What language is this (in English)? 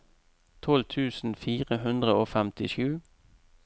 Norwegian